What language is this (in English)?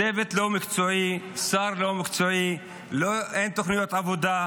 Hebrew